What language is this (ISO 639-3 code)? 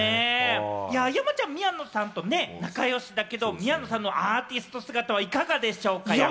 jpn